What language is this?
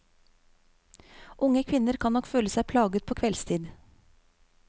Norwegian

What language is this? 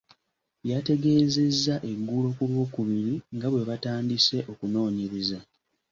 Ganda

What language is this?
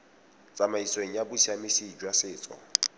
Tswana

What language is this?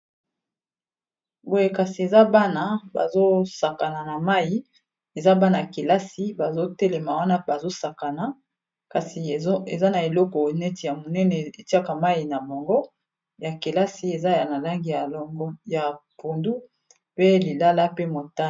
Lingala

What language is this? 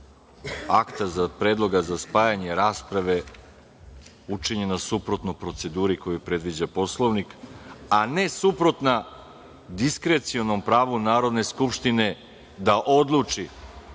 Serbian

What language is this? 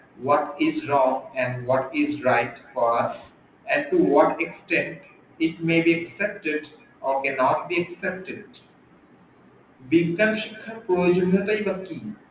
Bangla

